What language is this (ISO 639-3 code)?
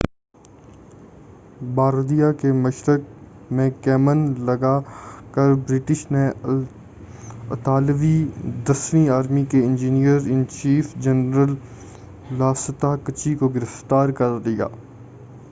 urd